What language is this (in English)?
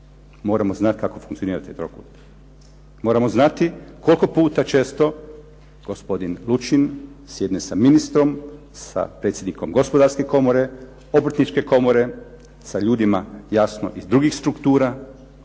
Croatian